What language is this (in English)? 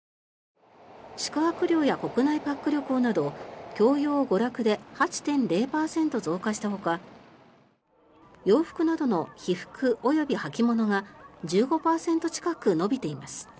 Japanese